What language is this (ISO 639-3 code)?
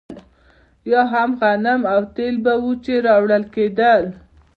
pus